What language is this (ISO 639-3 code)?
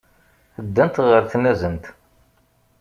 kab